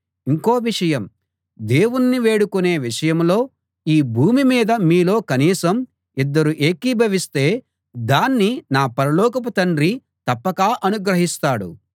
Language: Telugu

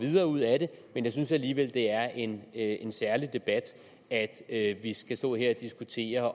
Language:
Danish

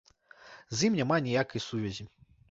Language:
Belarusian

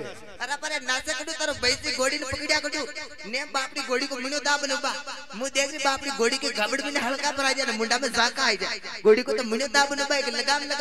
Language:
Arabic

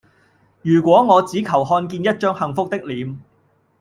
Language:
Cantonese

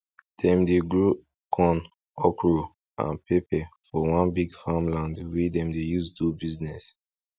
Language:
Nigerian Pidgin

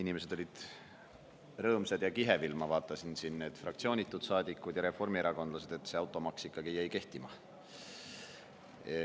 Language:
Estonian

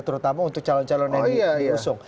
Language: Indonesian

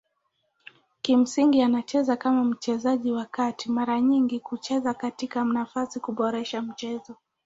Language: Swahili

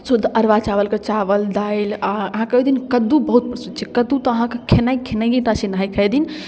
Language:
Maithili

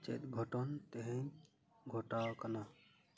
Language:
Santali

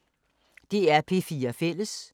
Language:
Danish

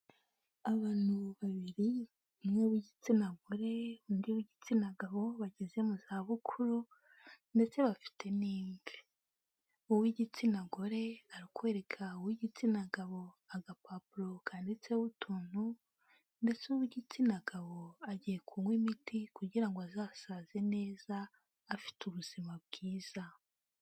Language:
Kinyarwanda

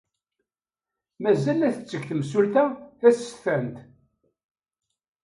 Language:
Kabyle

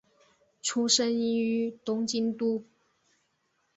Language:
Chinese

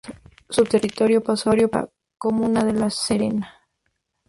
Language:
Spanish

